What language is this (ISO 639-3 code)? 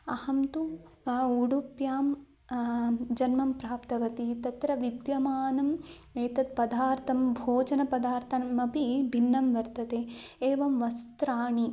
san